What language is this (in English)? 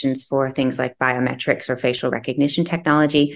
Indonesian